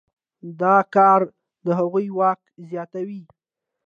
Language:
Pashto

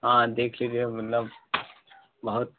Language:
Hindi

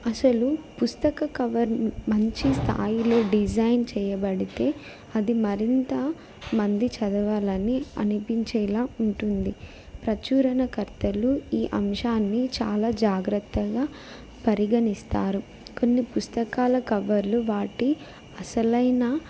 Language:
Telugu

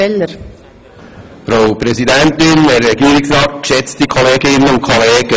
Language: Swiss German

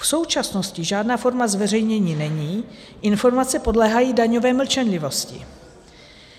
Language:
Czech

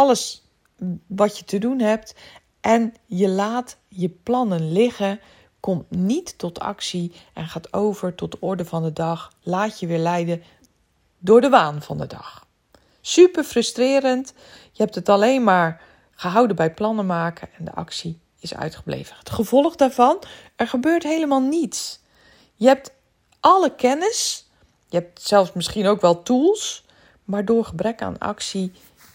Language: Dutch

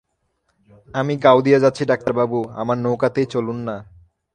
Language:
Bangla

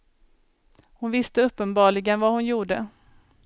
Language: Swedish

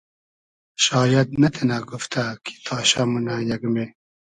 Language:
Hazaragi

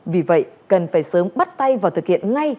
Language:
Vietnamese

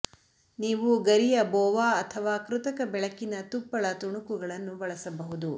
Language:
Kannada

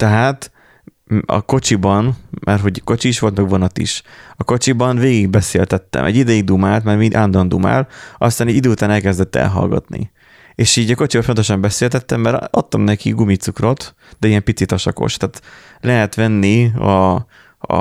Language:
Hungarian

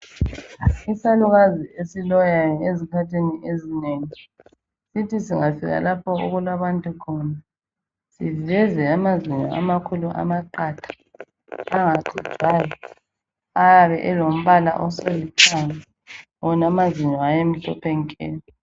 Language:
North Ndebele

